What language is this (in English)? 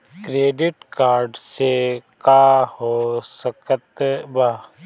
Bhojpuri